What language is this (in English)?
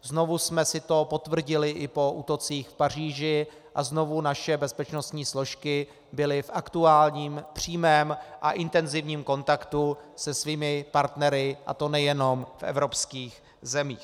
Czech